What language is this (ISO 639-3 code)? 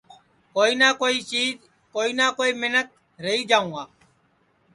ssi